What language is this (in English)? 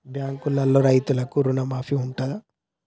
Telugu